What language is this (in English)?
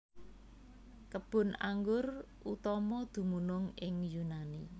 Javanese